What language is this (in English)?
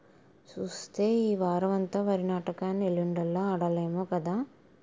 Telugu